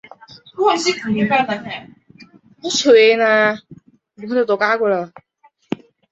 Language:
Chinese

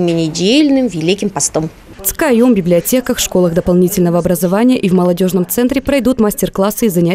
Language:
Russian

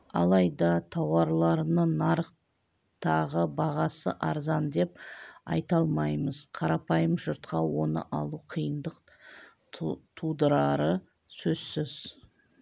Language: Kazakh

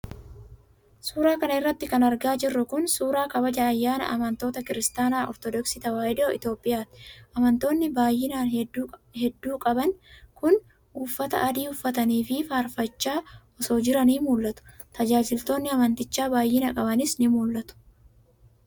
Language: Oromo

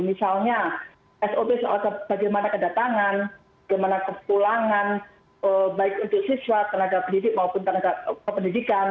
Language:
Indonesian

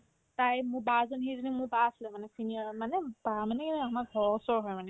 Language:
Assamese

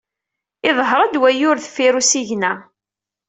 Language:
Kabyle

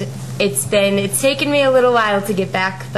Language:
Hebrew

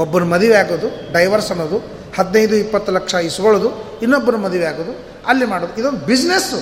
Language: Kannada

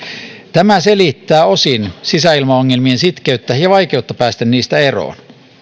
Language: Finnish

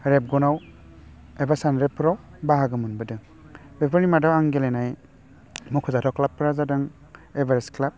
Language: Bodo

